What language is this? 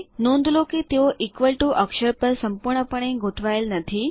Gujarati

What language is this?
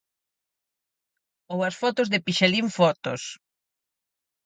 Galician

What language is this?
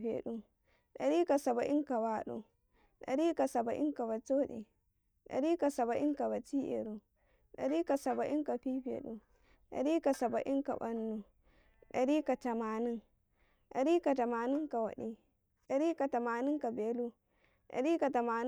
Karekare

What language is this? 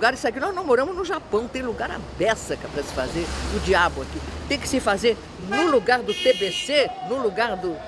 Portuguese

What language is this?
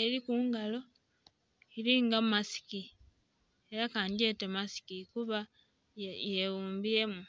Soga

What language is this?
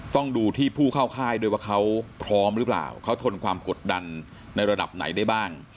Thai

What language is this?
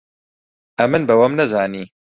Central Kurdish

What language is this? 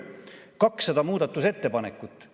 Estonian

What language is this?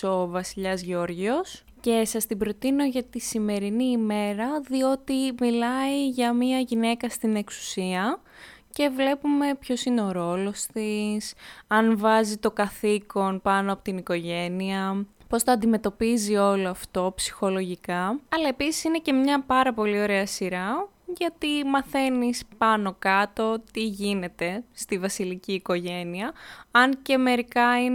Greek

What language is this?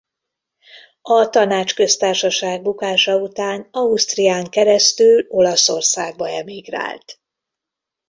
Hungarian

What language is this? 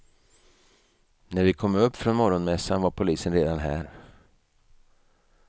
Swedish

